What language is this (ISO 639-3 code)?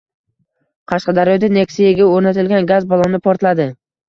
uzb